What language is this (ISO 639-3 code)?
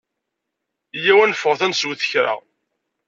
kab